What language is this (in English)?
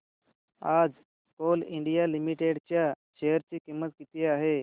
Marathi